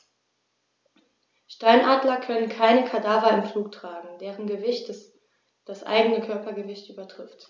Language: German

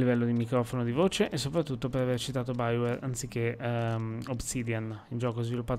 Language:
Italian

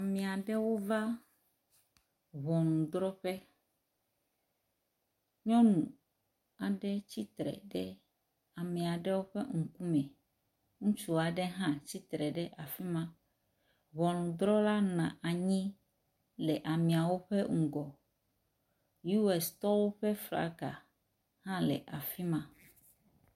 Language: Ewe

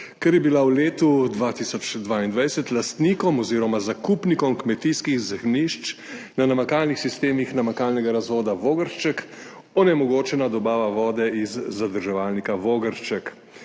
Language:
Slovenian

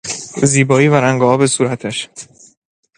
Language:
Persian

